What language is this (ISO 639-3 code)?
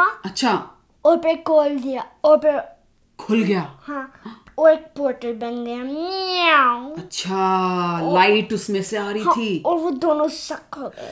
hin